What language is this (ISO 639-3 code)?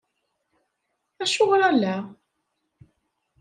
kab